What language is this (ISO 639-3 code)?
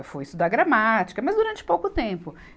por